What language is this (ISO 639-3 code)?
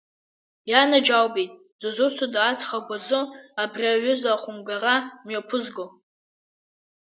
abk